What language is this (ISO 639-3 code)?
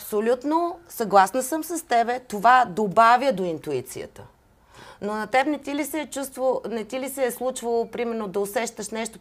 bul